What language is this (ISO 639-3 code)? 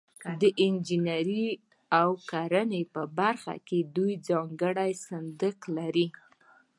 pus